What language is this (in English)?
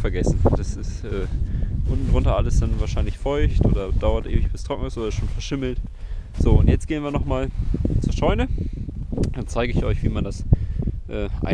German